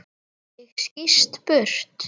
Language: Icelandic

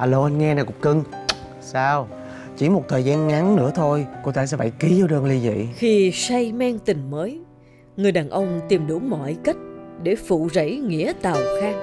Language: Vietnamese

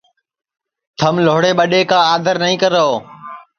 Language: Sansi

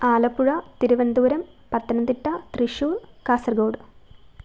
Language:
Malayalam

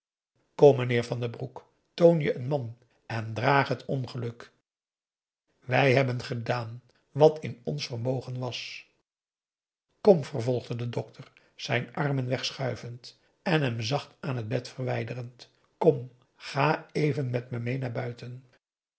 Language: Dutch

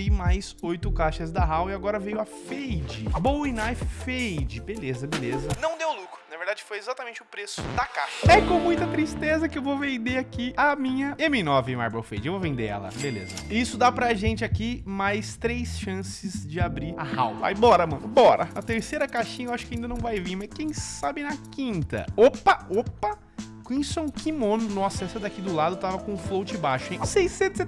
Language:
Portuguese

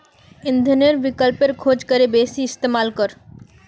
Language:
Magahi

